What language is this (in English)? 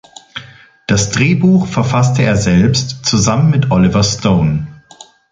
German